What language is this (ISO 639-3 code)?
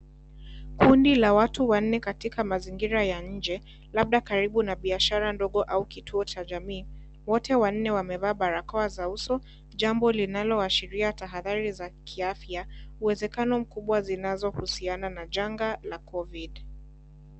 swa